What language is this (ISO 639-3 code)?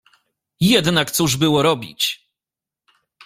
pol